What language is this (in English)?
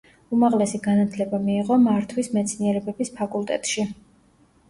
Georgian